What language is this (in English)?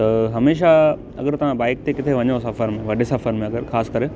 Sindhi